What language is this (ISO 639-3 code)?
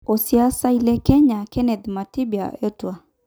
mas